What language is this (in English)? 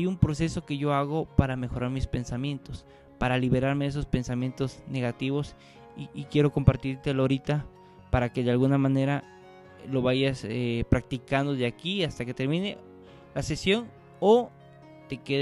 Spanish